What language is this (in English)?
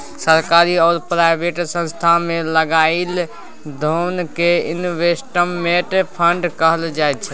Maithili